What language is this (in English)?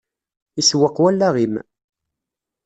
Kabyle